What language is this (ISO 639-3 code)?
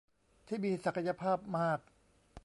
tha